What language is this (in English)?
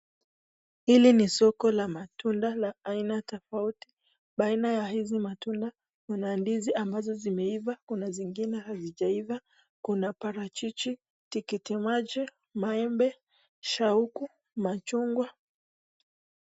Swahili